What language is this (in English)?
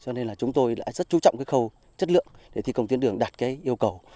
Vietnamese